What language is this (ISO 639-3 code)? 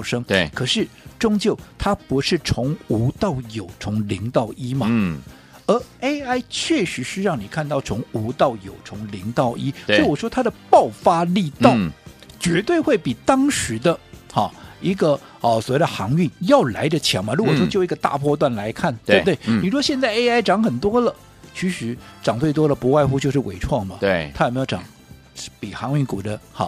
zho